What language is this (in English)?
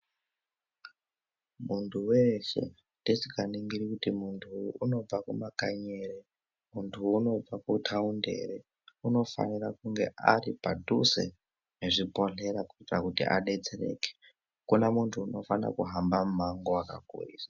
Ndau